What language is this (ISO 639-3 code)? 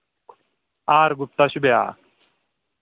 kas